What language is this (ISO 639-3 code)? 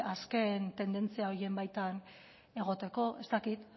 eus